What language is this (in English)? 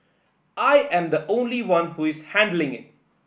English